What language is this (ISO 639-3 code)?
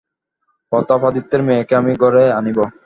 ben